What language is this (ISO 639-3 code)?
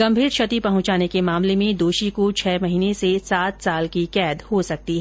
hin